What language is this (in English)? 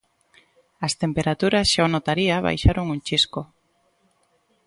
Galician